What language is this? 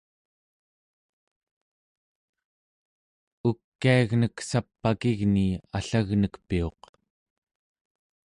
Central Yupik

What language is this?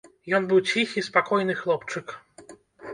Belarusian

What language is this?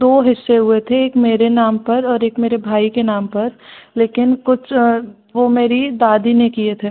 Hindi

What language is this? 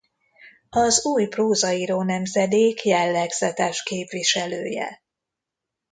Hungarian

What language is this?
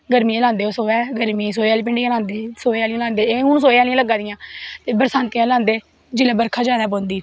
Dogri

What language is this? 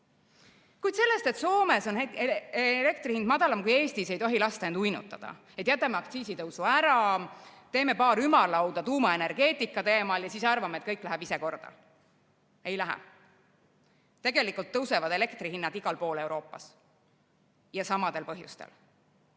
Estonian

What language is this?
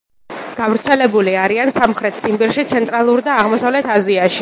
Georgian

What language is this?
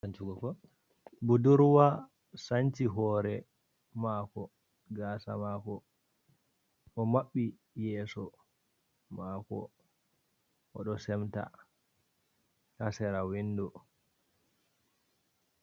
Fula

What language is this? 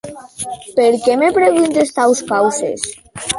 Occitan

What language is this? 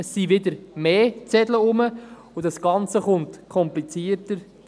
Swiss German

